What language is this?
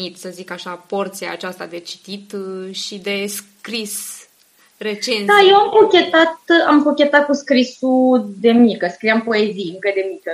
Romanian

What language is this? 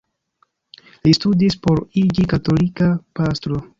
Esperanto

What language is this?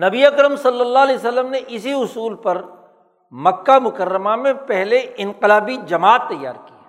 Urdu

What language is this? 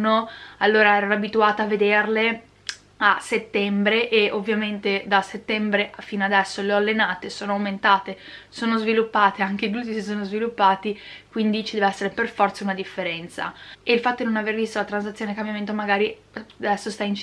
Italian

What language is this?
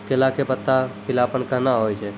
Maithili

